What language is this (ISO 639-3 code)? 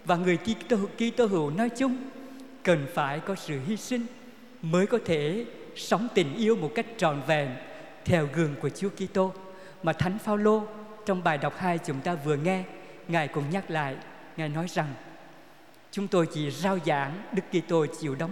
vie